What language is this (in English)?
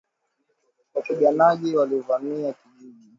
Swahili